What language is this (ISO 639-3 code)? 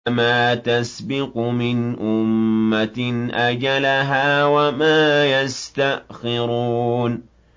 ara